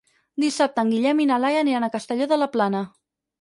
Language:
Catalan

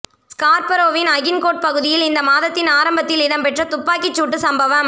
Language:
Tamil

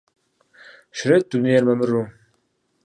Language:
Kabardian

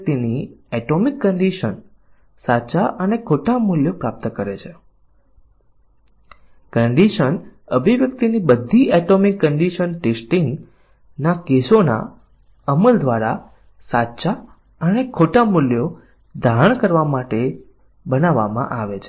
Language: Gujarati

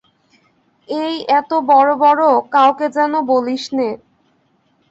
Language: Bangla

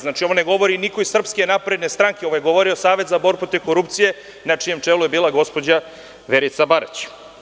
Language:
Serbian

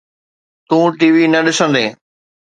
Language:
Sindhi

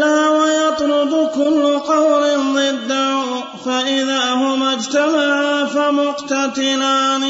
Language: Arabic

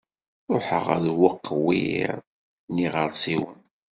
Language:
Kabyle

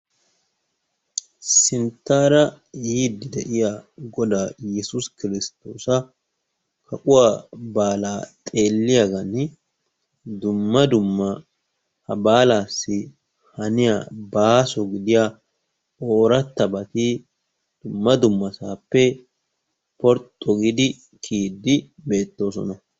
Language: Wolaytta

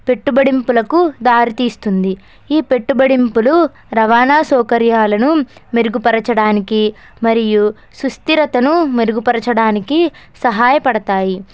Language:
Telugu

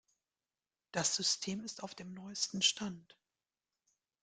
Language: German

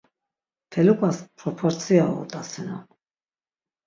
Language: Laz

